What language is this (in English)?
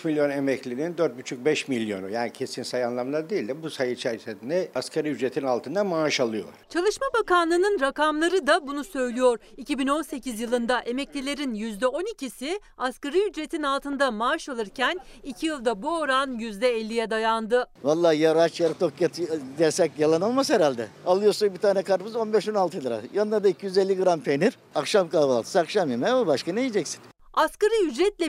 Turkish